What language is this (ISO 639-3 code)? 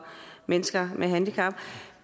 dan